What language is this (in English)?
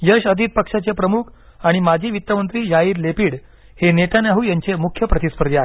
Marathi